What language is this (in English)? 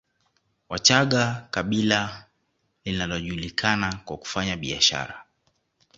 Swahili